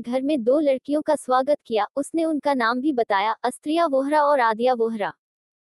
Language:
Hindi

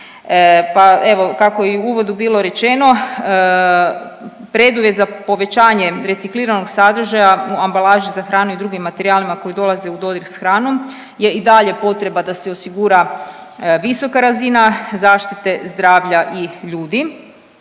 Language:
Croatian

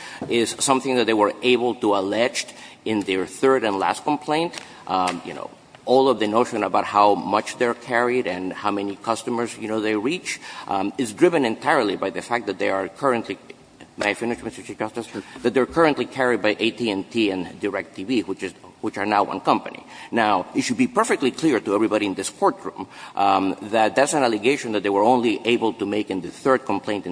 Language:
English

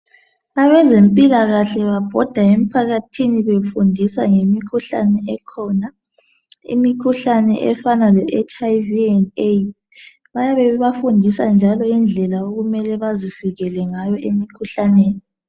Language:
North Ndebele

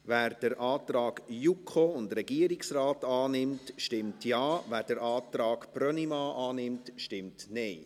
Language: Swiss German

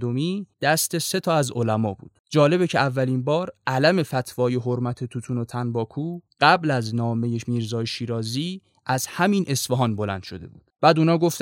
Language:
Persian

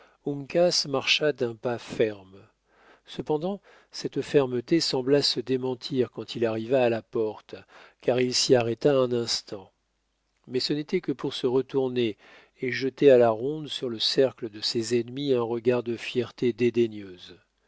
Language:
French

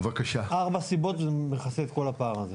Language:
Hebrew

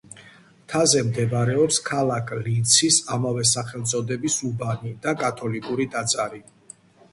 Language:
Georgian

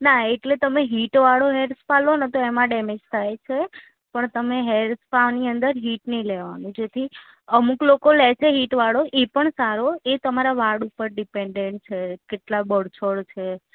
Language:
Gujarati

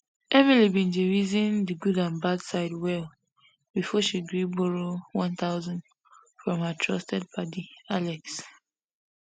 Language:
Nigerian Pidgin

